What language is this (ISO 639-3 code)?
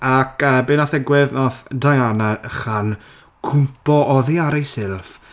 cym